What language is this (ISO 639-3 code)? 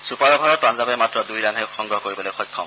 asm